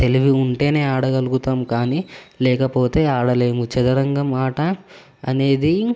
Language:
Telugu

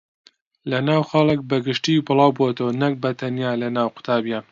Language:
Central Kurdish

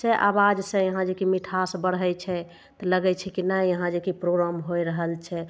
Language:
Maithili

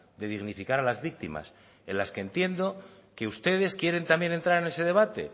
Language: Spanish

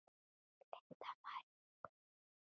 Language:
Icelandic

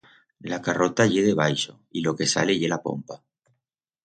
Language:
Aragonese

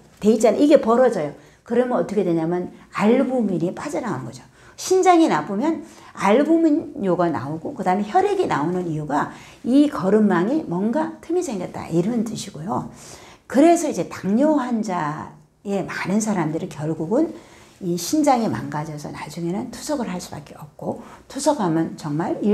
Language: Korean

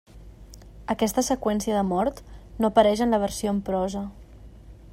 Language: Catalan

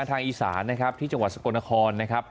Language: Thai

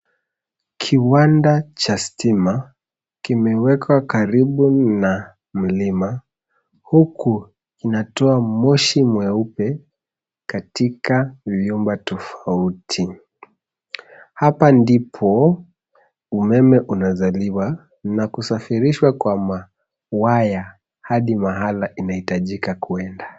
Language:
Swahili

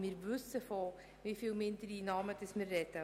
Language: Swiss German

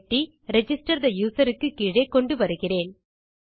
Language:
Tamil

